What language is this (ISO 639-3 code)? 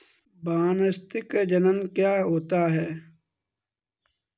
hin